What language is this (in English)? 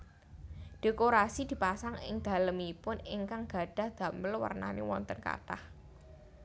Javanese